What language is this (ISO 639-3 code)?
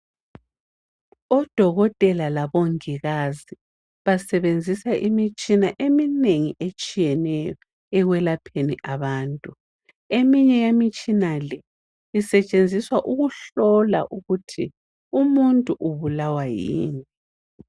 nde